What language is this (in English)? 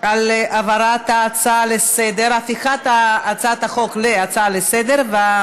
Hebrew